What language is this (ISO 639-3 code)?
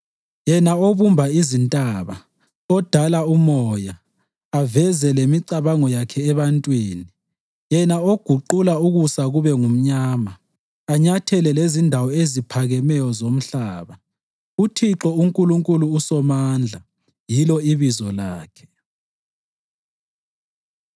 nde